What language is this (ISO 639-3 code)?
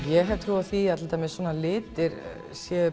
isl